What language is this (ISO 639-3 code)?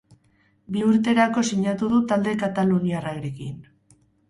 eus